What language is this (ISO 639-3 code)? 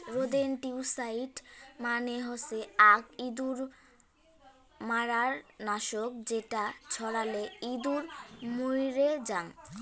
ben